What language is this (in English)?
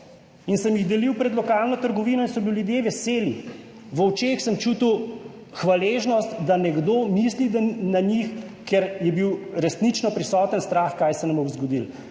Slovenian